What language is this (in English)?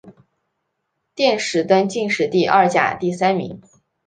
Chinese